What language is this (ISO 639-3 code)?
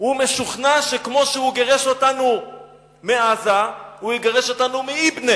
heb